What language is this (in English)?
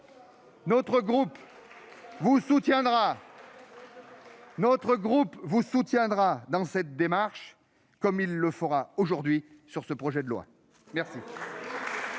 French